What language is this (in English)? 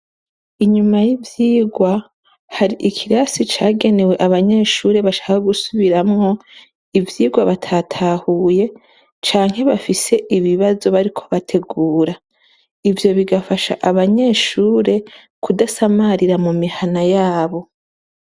Rundi